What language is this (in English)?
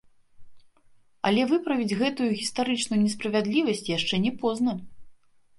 Belarusian